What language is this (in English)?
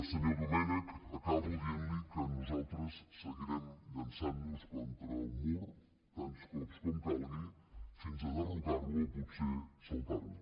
Catalan